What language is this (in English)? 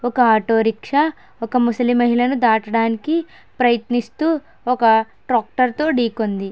Telugu